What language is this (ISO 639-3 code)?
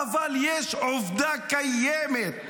heb